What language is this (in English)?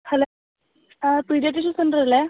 Malayalam